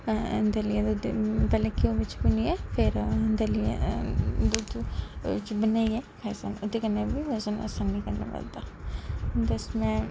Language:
Dogri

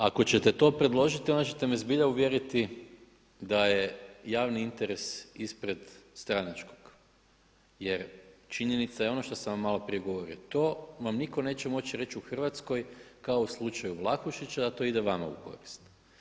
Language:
Croatian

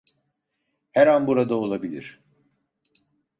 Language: Turkish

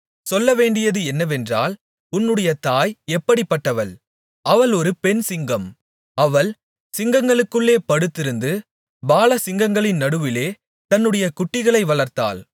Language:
Tamil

